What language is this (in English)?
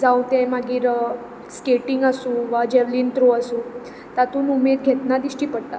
Konkani